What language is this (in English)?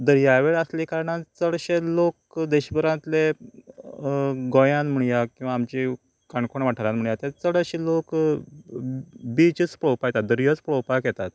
Konkani